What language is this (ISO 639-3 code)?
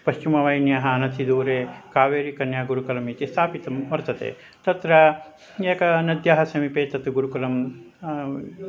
san